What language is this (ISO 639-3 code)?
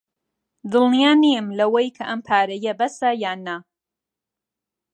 ckb